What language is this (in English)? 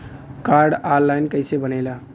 Bhojpuri